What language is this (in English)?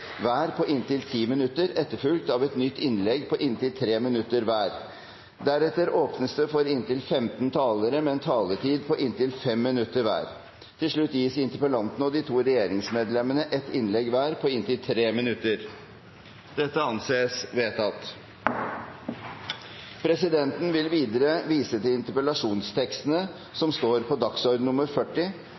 Norwegian Bokmål